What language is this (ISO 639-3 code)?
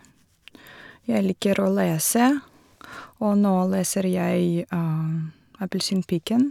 nor